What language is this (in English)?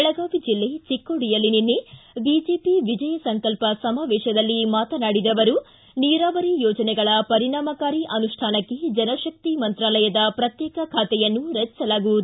Kannada